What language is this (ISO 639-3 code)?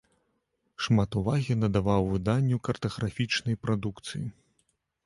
bel